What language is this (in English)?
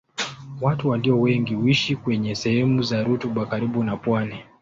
Swahili